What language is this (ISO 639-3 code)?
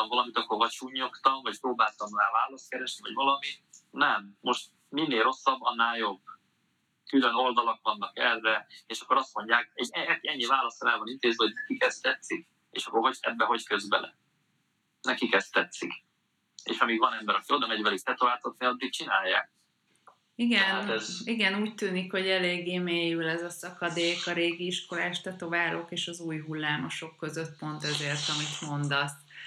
hun